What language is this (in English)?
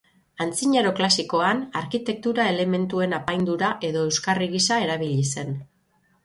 Basque